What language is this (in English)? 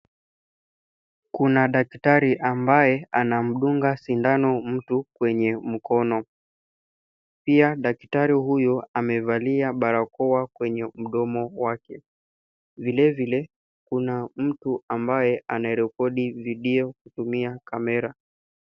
Swahili